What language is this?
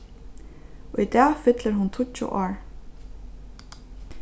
Faroese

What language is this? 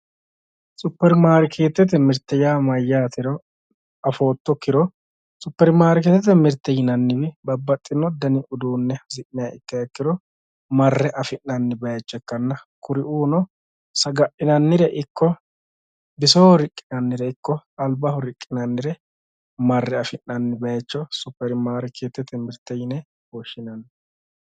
Sidamo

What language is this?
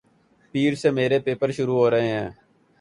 Urdu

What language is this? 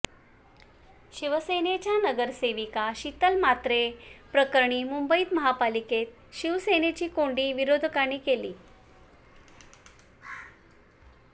Marathi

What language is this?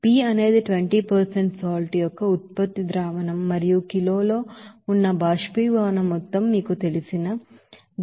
Telugu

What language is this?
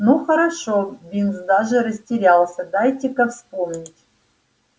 Russian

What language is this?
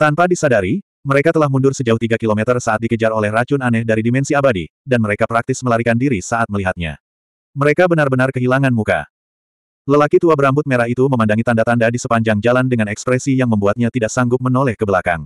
Indonesian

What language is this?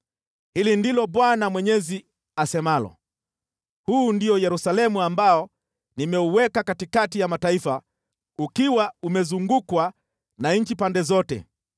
Swahili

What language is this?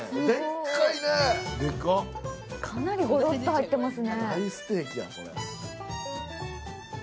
Japanese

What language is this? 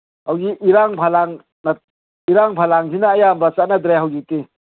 Manipuri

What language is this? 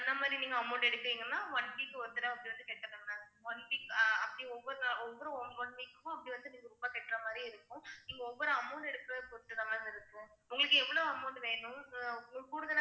Tamil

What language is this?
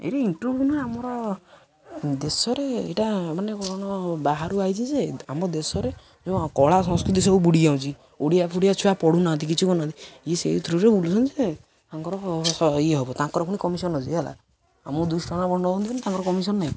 Odia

